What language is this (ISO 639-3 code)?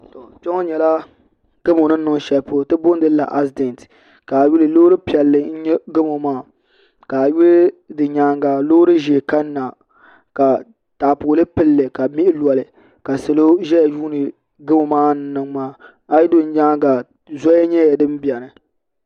dag